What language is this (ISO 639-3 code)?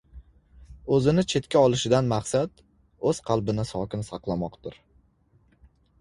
uzb